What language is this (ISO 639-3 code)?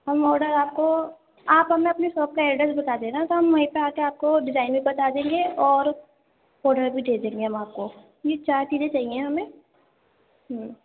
urd